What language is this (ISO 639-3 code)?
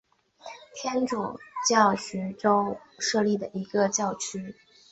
zho